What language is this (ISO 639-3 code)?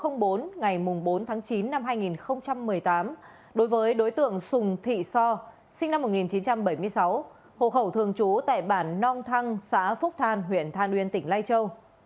vie